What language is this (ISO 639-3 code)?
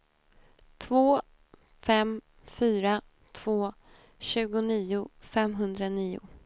swe